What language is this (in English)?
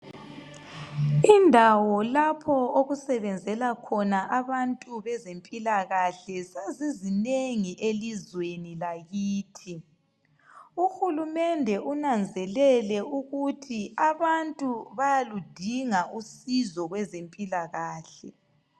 North Ndebele